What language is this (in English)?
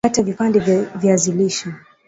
Swahili